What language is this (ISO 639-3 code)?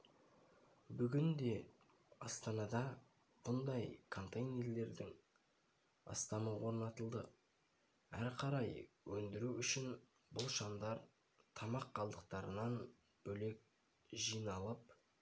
kaz